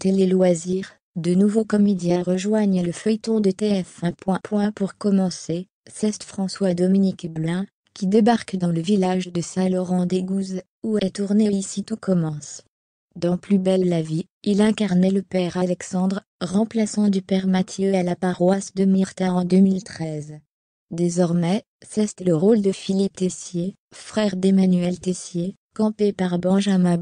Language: French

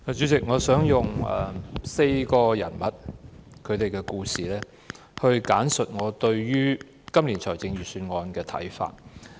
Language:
Cantonese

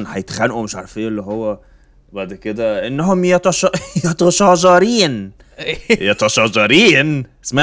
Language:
Arabic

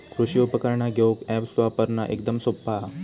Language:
Marathi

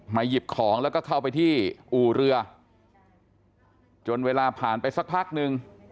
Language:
Thai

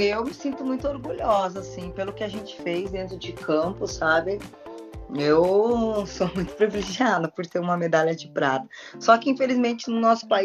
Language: Portuguese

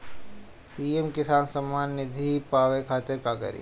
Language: Bhojpuri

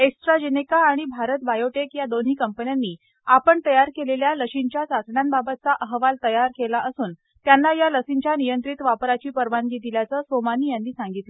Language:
Marathi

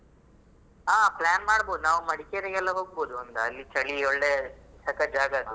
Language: Kannada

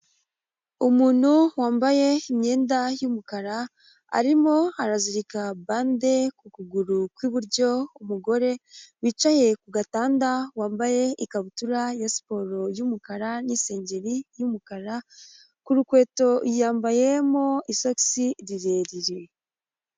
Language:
Kinyarwanda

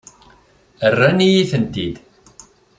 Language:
Kabyle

